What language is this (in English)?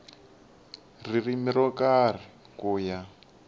Tsonga